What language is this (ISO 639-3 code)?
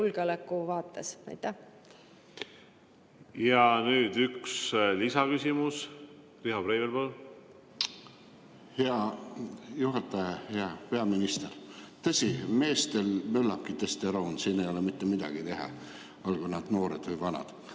est